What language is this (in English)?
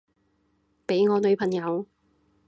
Cantonese